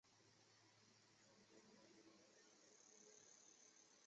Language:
Chinese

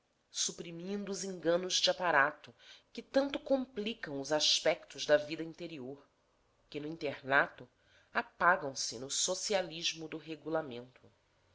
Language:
Portuguese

